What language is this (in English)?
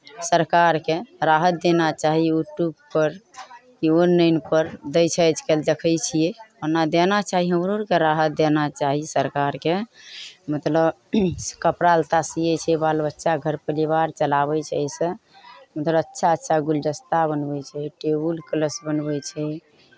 Maithili